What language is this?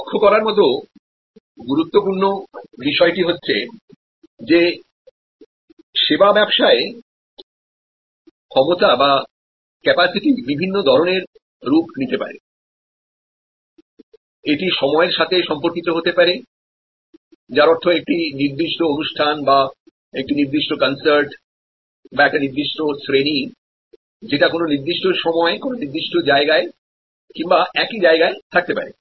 Bangla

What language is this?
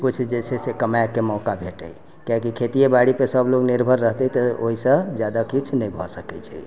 Maithili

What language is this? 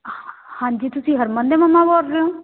Punjabi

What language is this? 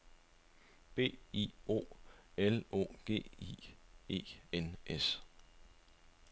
Danish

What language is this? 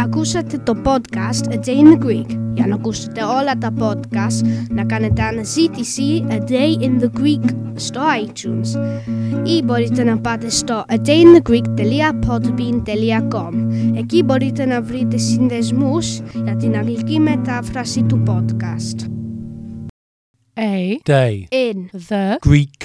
Greek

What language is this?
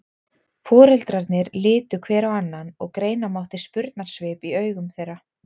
Icelandic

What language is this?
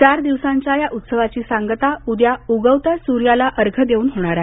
Marathi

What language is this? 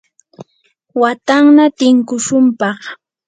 Yanahuanca Pasco Quechua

